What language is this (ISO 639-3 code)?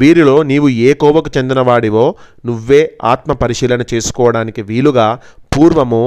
tel